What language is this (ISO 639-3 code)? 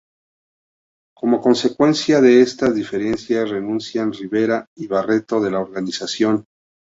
spa